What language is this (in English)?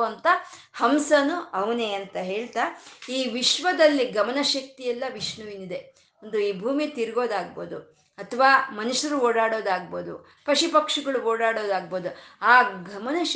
Kannada